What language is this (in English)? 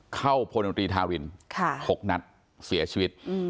Thai